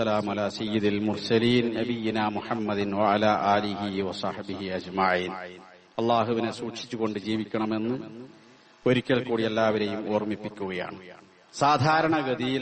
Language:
Malayalam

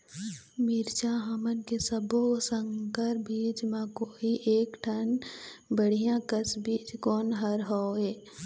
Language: Chhattisgarhi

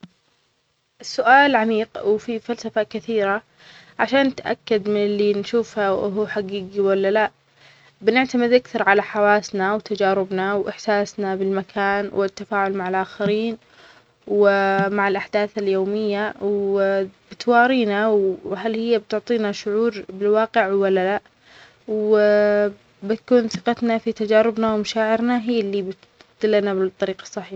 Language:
Omani Arabic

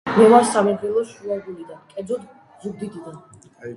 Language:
Georgian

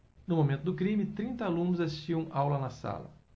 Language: Portuguese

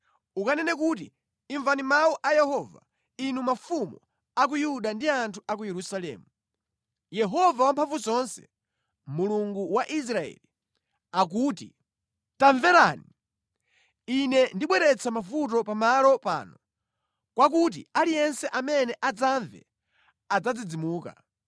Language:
Nyanja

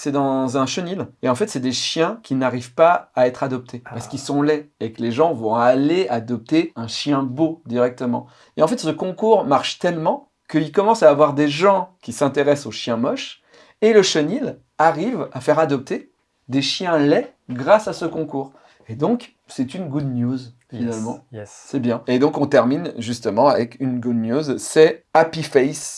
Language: French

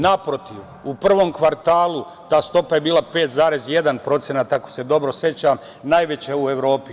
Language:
Serbian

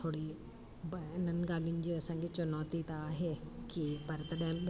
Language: Sindhi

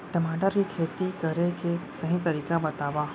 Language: Chhattisgarhi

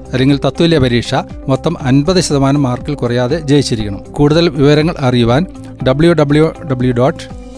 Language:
Malayalam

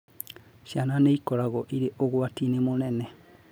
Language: Kikuyu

